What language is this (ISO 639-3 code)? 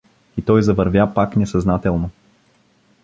bul